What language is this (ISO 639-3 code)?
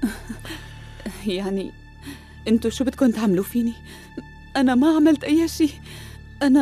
ara